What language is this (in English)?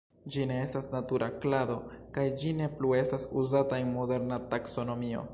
Esperanto